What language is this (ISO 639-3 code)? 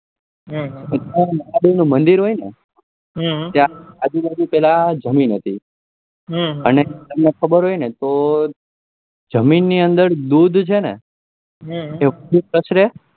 guj